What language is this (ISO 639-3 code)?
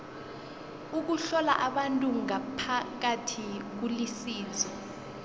nbl